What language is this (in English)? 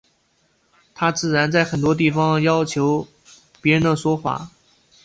Chinese